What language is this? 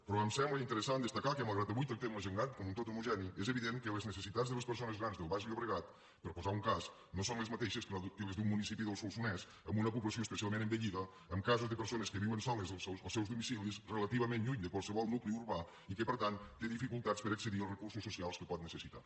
Catalan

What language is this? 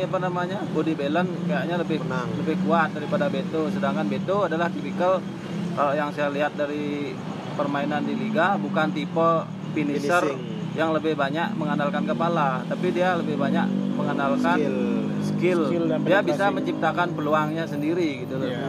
Indonesian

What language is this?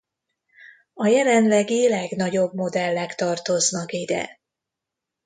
Hungarian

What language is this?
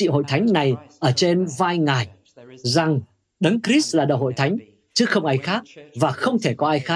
Vietnamese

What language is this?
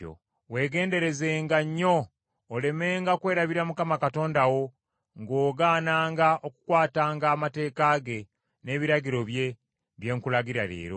Ganda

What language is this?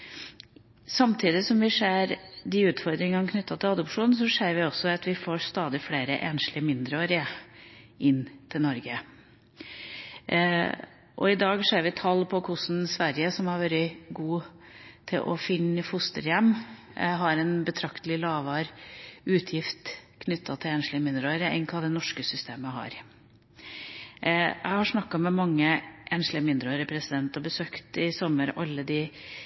Norwegian Bokmål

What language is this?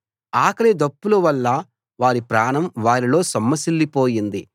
Telugu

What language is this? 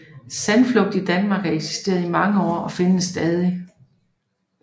Danish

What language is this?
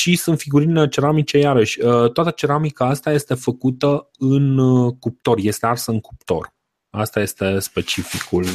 Romanian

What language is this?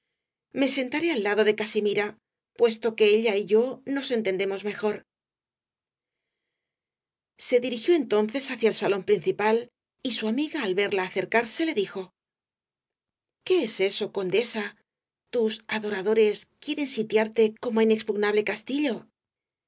Spanish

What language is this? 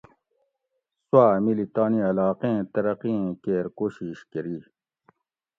Gawri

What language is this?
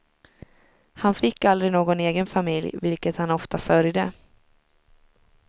Swedish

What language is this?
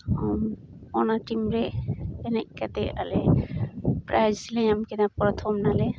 Santali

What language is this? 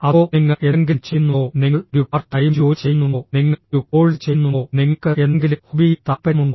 Malayalam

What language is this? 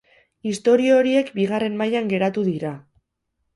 Basque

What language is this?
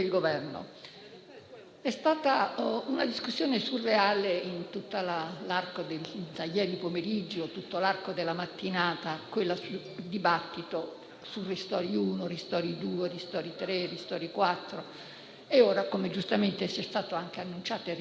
Italian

